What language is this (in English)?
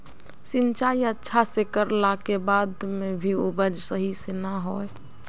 Magahi